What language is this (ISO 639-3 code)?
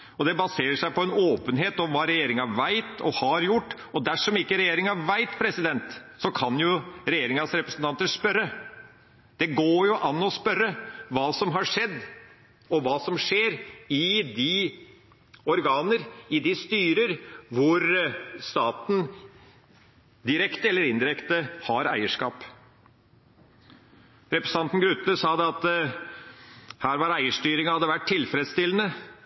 nob